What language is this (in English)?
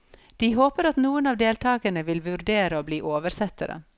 Norwegian